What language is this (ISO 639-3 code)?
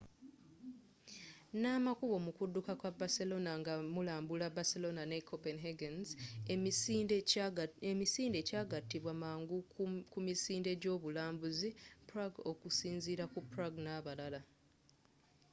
lug